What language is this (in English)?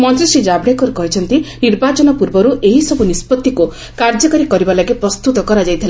Odia